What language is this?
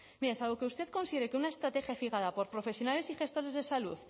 Spanish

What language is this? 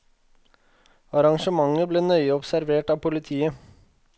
Norwegian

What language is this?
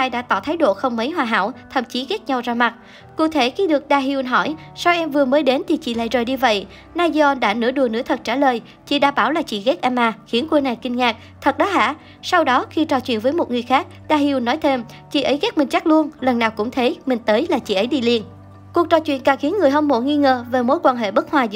Vietnamese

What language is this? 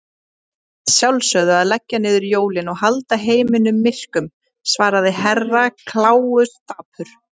Icelandic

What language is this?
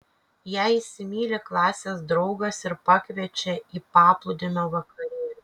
Lithuanian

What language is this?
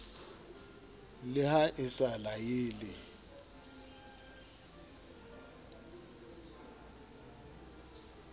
Southern Sotho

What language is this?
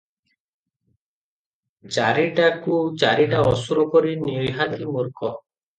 Odia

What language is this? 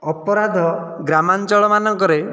Odia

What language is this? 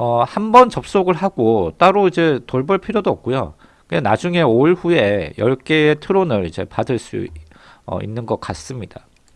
Korean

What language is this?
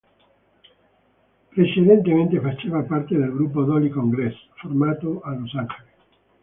Italian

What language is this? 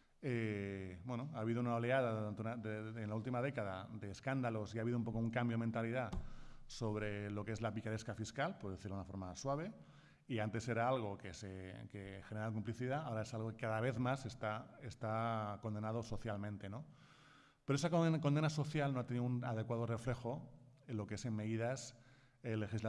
Spanish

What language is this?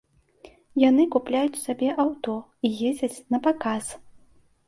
Belarusian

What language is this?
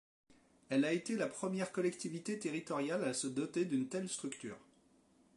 French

